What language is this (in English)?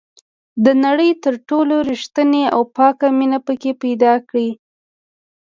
Pashto